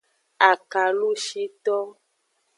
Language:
Aja (Benin)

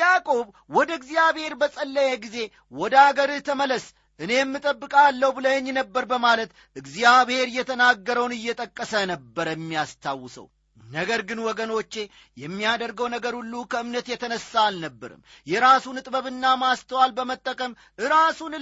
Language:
Amharic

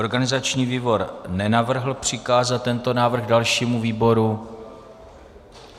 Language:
Czech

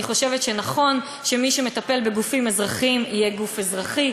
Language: Hebrew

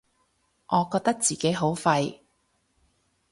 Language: Cantonese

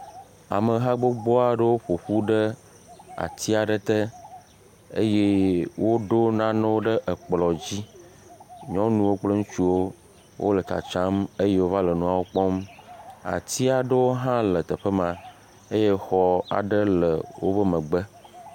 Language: Ewe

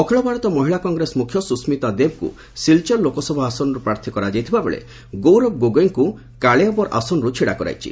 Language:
Odia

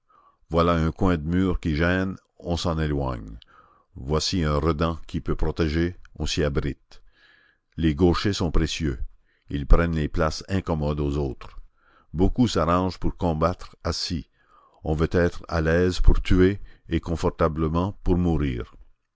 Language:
French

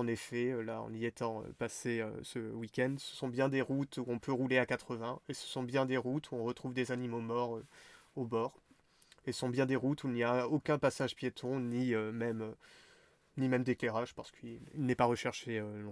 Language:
French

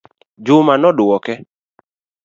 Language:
Luo (Kenya and Tanzania)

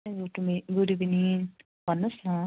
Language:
Nepali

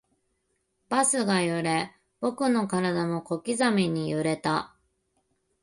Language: Japanese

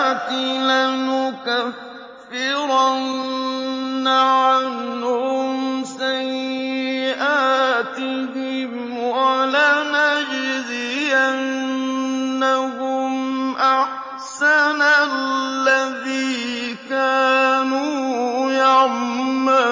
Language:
Arabic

